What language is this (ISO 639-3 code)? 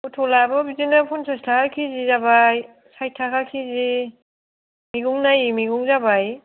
brx